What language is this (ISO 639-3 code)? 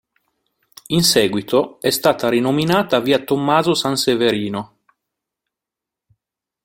ita